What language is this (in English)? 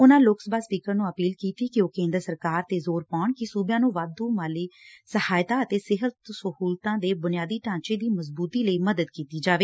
Punjabi